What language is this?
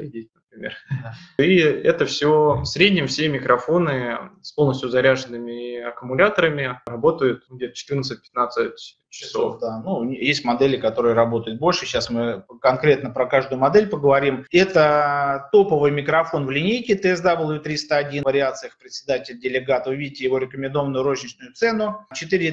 Russian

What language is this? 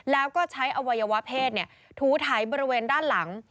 Thai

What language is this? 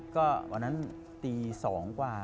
Thai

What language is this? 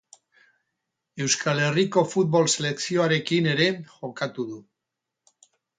Basque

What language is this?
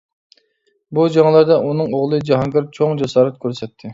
Uyghur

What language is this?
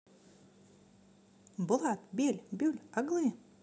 Russian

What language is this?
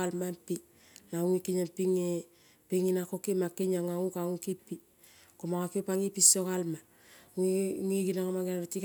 Kol (Papua New Guinea)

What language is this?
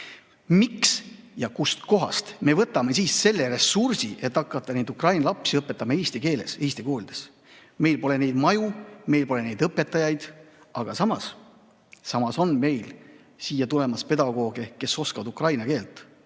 Estonian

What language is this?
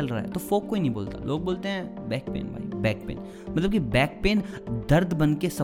Hindi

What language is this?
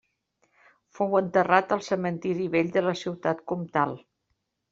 Catalan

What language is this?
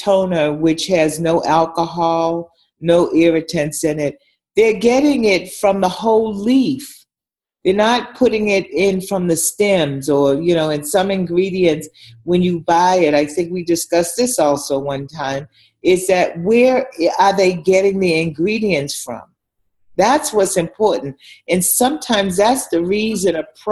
English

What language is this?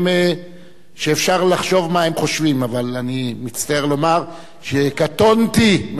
Hebrew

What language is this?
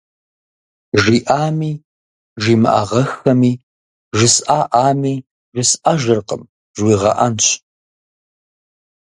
Kabardian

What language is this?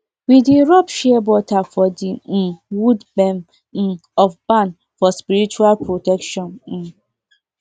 Nigerian Pidgin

